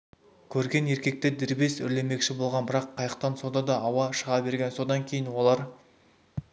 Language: Kazakh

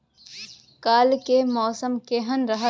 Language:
Maithili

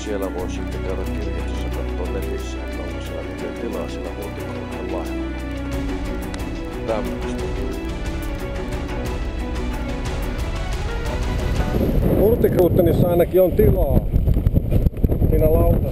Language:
Finnish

